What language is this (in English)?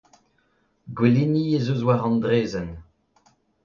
Breton